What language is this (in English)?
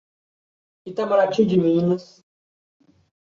Portuguese